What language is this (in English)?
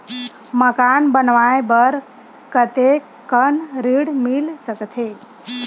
Chhattisgarhi